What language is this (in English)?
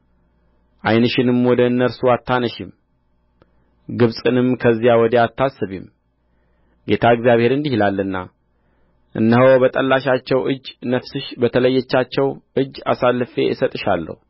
Amharic